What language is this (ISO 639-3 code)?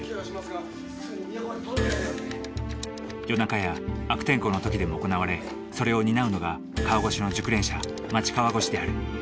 jpn